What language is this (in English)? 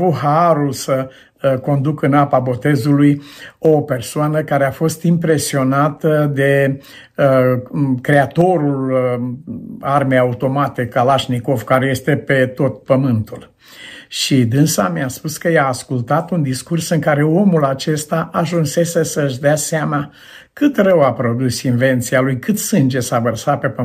Romanian